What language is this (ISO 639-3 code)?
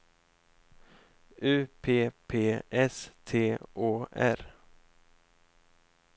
swe